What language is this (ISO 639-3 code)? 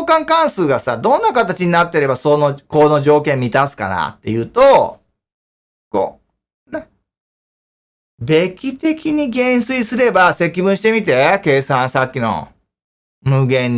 jpn